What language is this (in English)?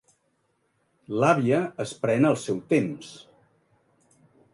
Catalan